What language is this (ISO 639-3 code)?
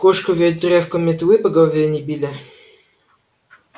rus